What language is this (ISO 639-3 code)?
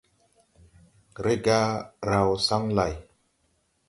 tui